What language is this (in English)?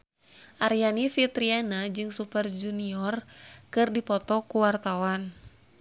Sundanese